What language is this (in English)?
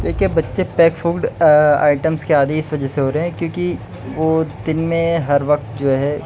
Urdu